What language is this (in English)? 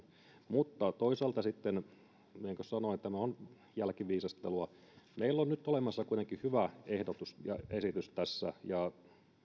Finnish